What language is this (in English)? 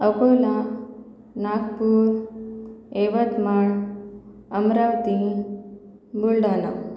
Marathi